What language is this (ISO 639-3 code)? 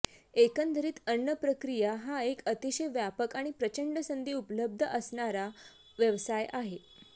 mar